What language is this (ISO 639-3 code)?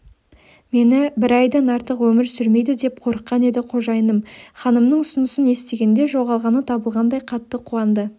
kaz